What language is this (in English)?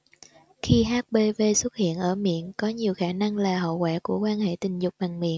Vietnamese